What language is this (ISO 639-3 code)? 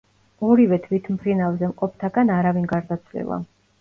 kat